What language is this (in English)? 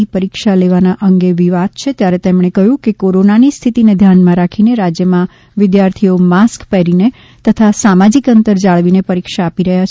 Gujarati